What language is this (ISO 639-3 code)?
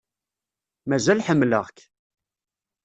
kab